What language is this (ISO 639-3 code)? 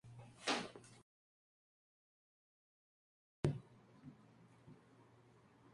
spa